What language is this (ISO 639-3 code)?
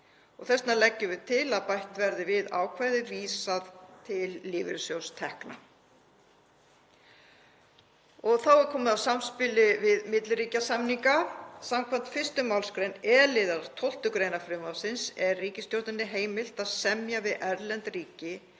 isl